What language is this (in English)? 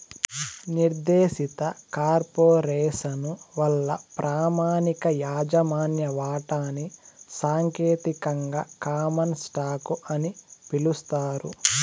Telugu